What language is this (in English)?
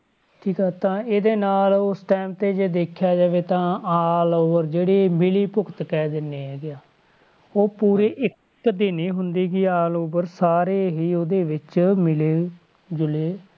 Punjabi